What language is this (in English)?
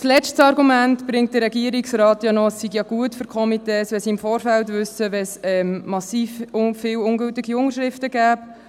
Swiss German